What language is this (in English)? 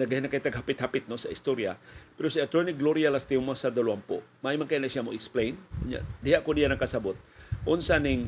Filipino